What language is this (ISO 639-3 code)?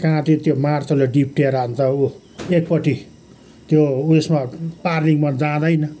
nep